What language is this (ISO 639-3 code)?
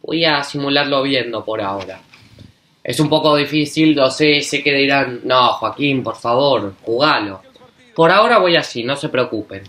spa